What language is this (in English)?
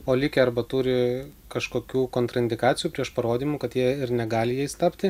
Lithuanian